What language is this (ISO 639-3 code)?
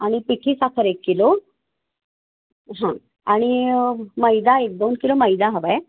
mar